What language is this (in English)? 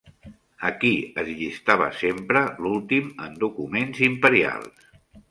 Catalan